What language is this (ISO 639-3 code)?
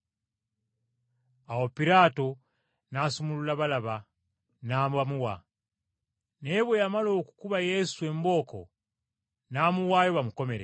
lug